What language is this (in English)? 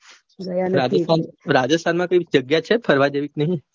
Gujarati